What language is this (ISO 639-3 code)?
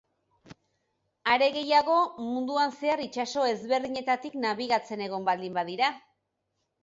eus